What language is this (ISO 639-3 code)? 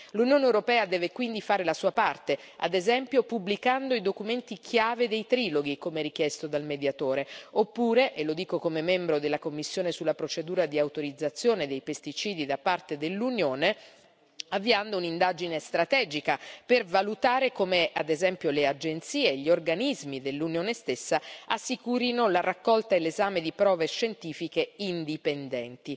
ita